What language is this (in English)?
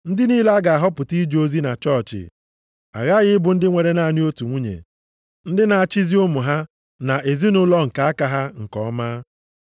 Igbo